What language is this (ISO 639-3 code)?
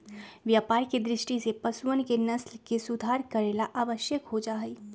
mag